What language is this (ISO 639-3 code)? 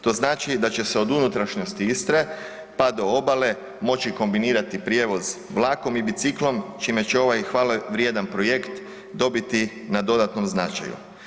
hrv